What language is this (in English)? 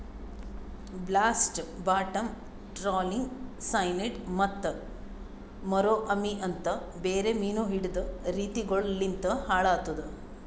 Kannada